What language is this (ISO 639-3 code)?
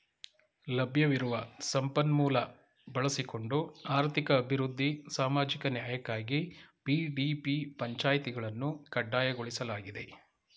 kan